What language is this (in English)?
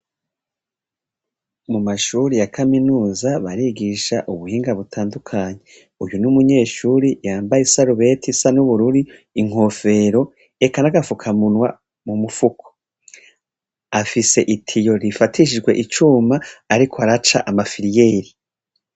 Rundi